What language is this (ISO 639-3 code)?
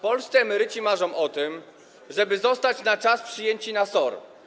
pol